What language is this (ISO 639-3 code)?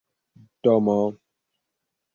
epo